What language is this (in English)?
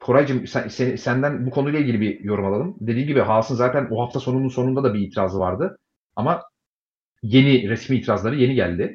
Turkish